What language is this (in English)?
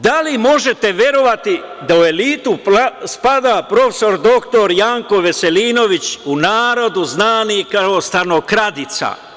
Serbian